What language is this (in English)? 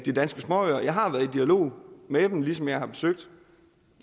Danish